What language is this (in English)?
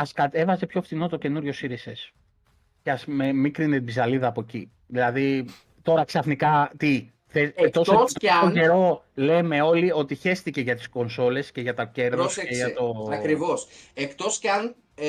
Greek